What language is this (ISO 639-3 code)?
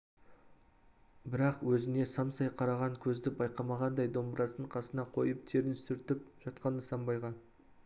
kaz